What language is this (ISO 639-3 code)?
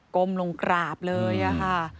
tha